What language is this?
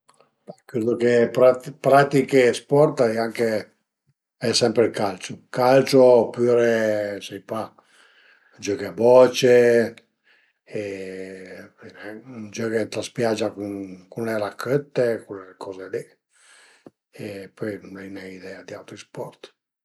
Piedmontese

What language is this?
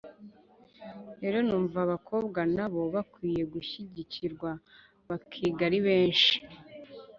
Kinyarwanda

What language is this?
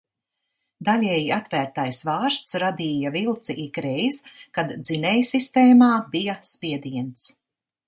Latvian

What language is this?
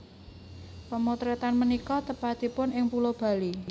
Javanese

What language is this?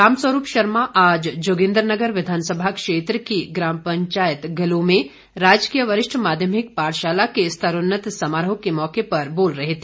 Hindi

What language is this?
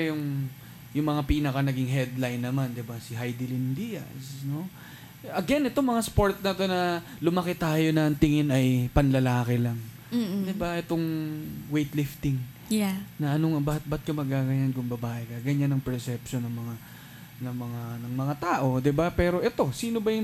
Filipino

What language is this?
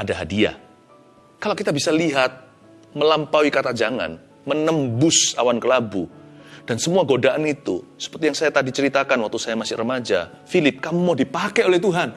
Indonesian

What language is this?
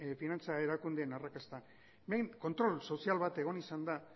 Basque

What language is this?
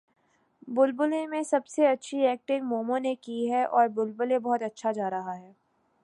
Urdu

